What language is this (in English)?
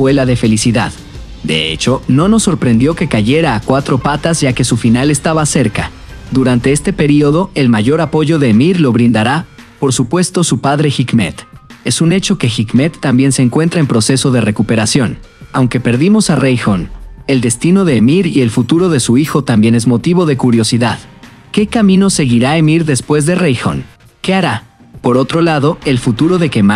Spanish